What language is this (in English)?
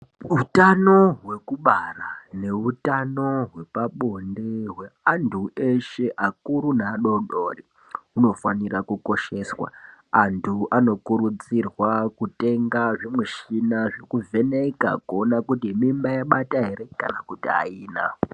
Ndau